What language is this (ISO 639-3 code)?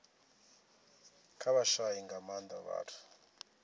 ven